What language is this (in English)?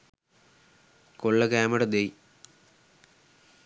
Sinhala